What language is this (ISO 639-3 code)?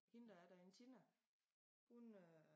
dan